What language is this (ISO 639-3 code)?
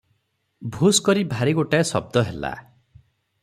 ori